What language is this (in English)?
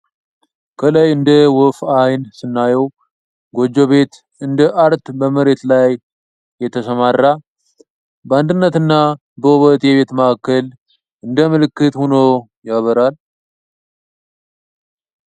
Amharic